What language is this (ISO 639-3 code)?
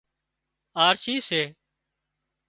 kxp